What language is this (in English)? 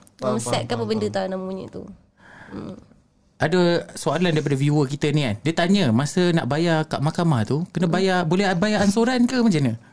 Malay